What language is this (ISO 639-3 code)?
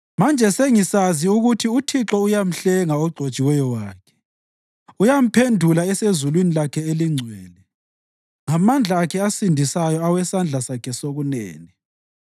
nde